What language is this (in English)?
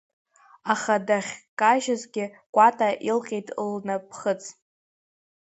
Abkhazian